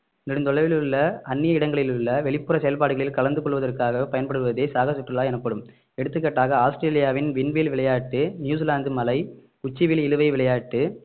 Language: Tamil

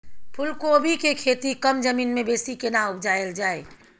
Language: Maithili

